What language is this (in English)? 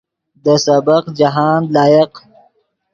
Yidgha